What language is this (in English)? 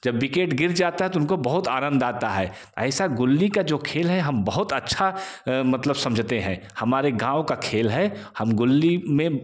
Hindi